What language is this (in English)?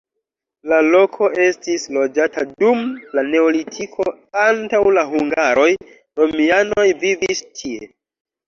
Esperanto